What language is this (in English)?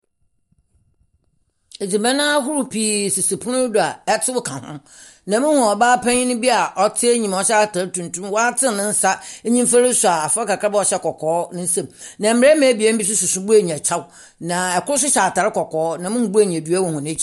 Akan